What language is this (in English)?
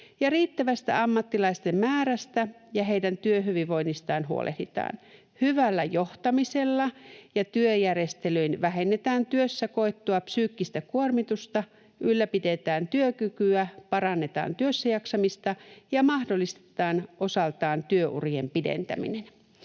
Finnish